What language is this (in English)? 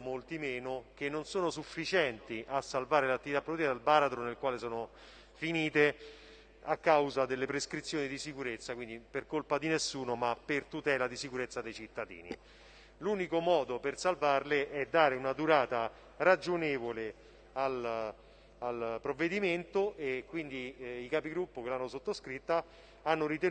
Italian